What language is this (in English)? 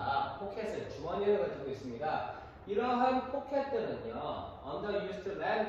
Korean